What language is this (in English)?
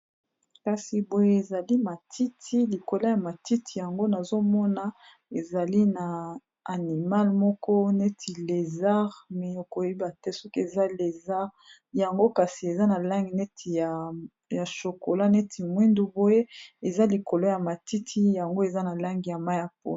Lingala